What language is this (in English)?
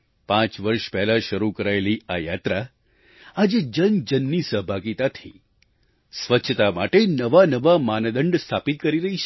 Gujarati